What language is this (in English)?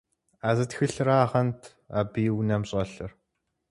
Kabardian